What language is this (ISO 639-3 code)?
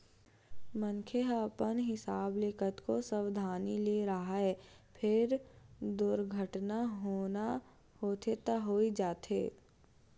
hne